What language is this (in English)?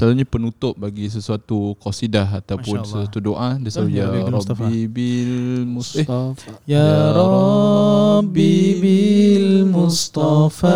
Malay